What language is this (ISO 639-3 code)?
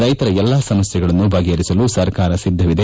kan